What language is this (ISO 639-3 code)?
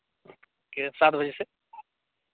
sat